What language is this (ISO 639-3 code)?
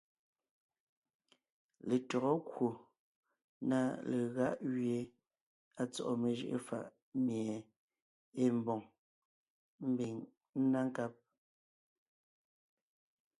nnh